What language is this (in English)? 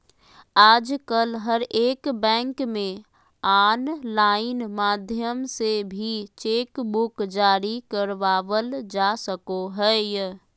Magahi